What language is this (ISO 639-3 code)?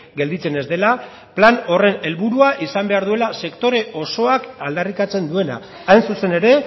eus